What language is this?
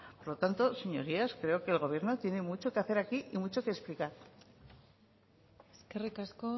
Spanish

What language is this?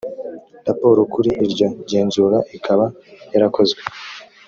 Kinyarwanda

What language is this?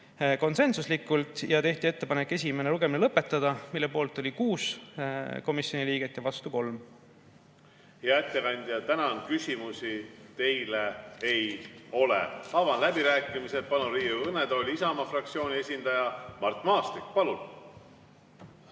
Estonian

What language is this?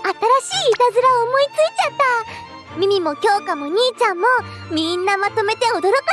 Japanese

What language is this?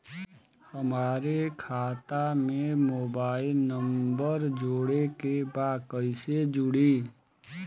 Bhojpuri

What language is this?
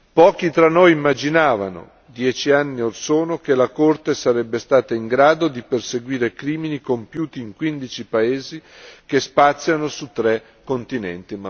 Italian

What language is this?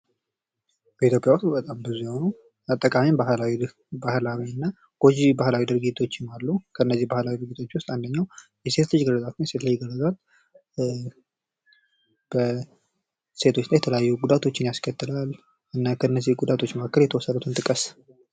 Amharic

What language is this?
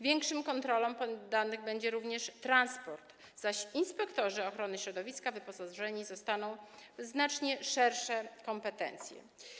Polish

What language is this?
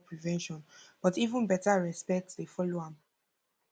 Nigerian Pidgin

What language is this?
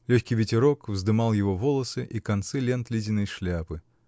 Russian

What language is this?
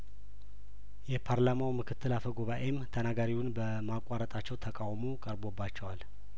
Amharic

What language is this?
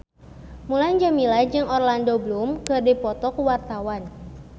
Sundanese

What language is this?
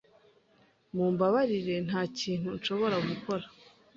Kinyarwanda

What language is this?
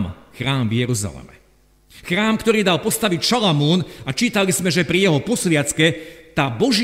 Slovak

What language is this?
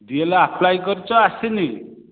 Odia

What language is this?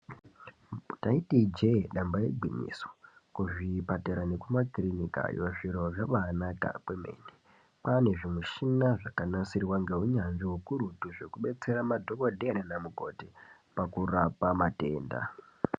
Ndau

